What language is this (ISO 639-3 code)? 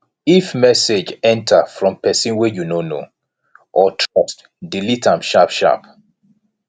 pcm